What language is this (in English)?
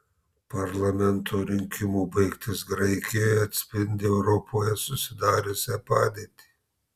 Lithuanian